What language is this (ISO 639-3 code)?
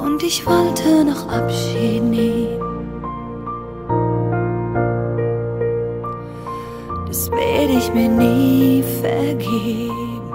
deu